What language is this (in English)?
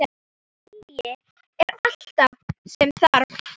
Icelandic